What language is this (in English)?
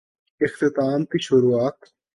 Urdu